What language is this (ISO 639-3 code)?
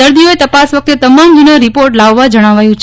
guj